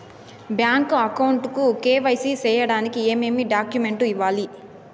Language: Telugu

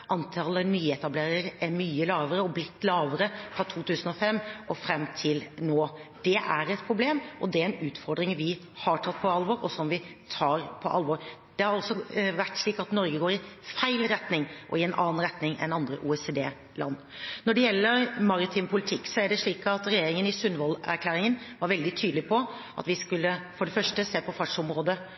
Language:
Norwegian Bokmål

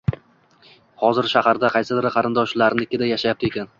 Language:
Uzbek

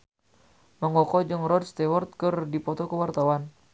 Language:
Sundanese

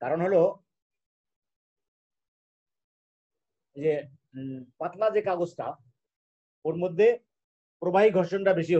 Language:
Hindi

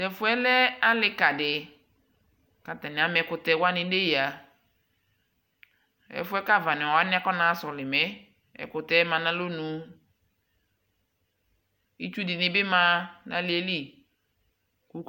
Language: Ikposo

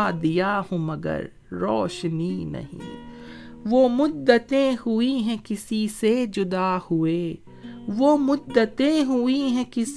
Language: Urdu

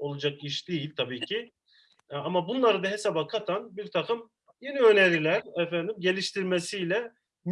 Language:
Turkish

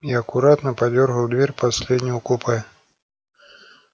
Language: Russian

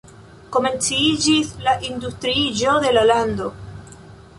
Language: Esperanto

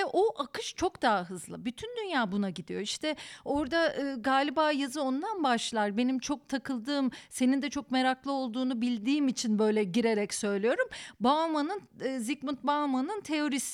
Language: Turkish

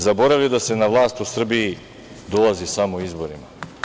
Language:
Serbian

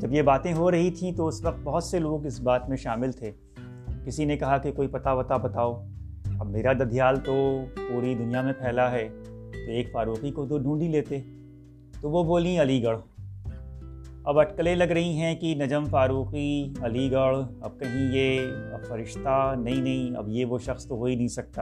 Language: Urdu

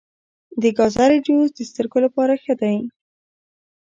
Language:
Pashto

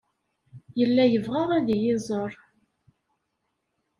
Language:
Kabyle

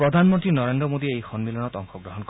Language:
Assamese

